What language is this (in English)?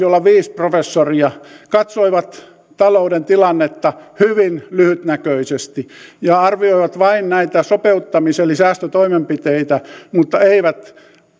Finnish